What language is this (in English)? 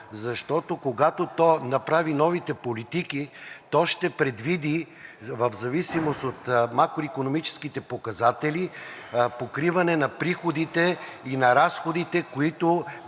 Bulgarian